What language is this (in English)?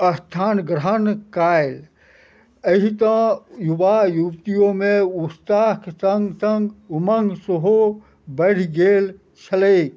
Maithili